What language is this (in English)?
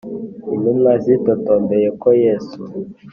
Kinyarwanda